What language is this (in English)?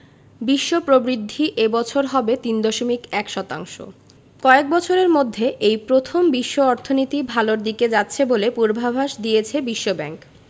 Bangla